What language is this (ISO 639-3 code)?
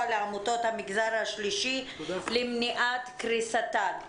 heb